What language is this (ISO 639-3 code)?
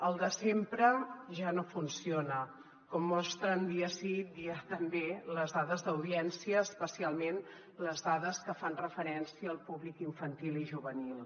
cat